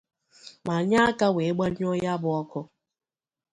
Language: Igbo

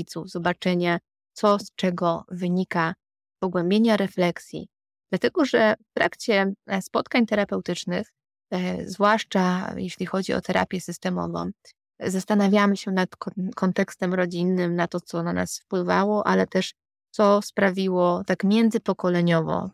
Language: Polish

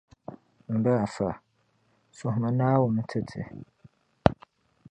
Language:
Dagbani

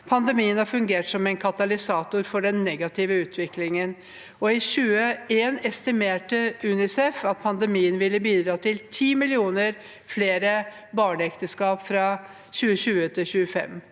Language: Norwegian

